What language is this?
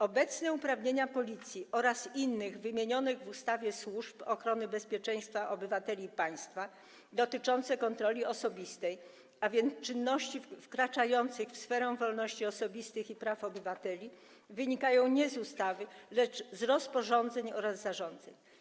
Polish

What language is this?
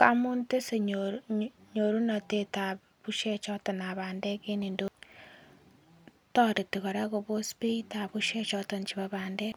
Kalenjin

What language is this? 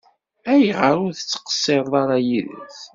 Kabyle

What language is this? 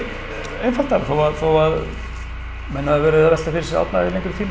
Icelandic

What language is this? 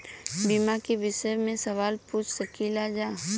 Bhojpuri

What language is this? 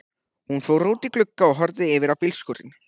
Icelandic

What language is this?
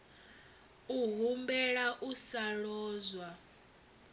Venda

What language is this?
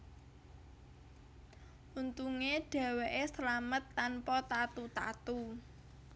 Javanese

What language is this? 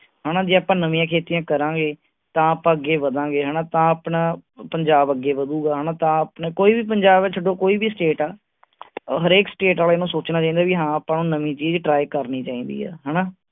Punjabi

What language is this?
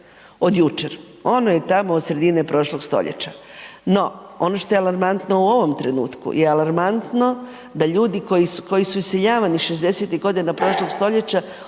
Croatian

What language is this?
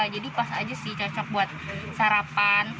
Indonesian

